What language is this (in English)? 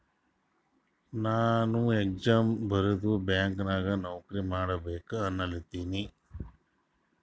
Kannada